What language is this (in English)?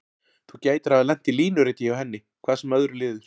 Icelandic